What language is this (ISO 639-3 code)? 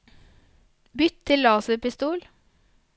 nor